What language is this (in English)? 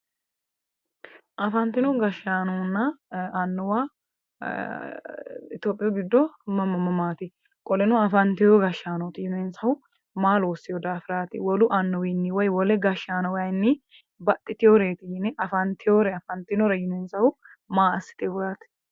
Sidamo